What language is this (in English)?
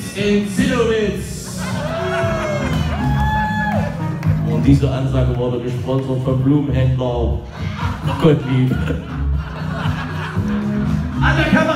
German